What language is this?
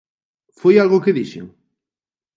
Galician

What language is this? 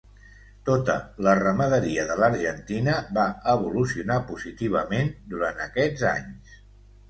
Catalan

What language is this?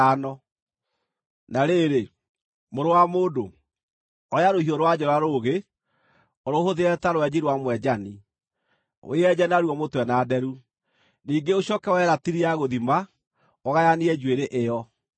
Kikuyu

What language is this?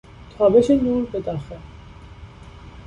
Persian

